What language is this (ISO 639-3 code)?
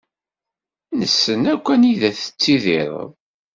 kab